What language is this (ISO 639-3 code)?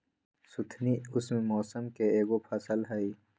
mag